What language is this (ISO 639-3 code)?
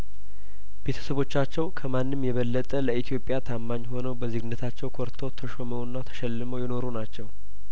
amh